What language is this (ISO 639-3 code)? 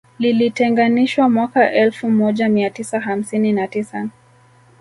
swa